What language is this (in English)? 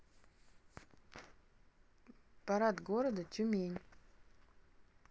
Russian